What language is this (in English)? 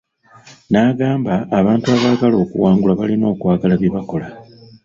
Ganda